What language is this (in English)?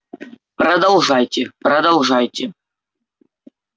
Russian